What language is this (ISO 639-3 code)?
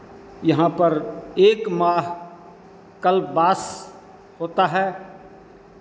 hin